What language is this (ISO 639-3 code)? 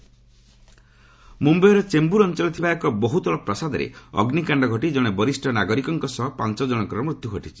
ori